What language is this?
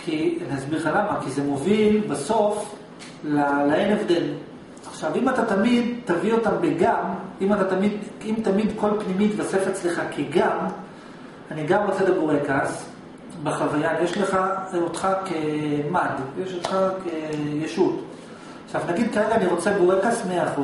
Hebrew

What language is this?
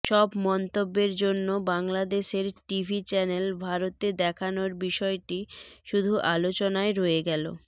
Bangla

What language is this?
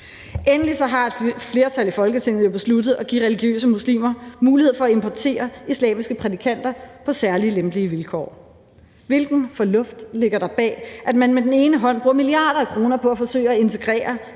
Danish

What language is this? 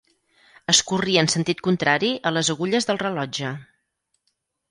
Catalan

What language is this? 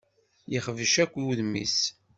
Kabyle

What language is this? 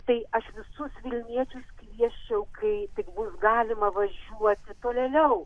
Lithuanian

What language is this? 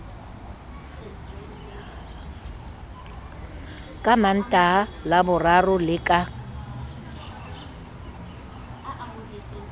Southern Sotho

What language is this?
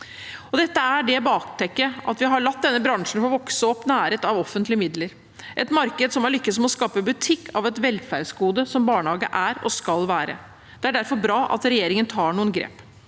Norwegian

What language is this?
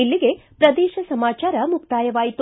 Kannada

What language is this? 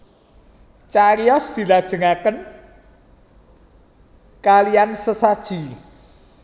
Javanese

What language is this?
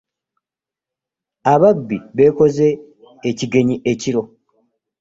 Ganda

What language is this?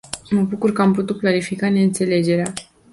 Romanian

